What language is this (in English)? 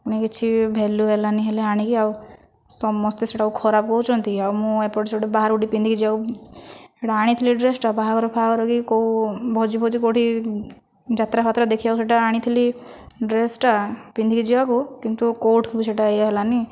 Odia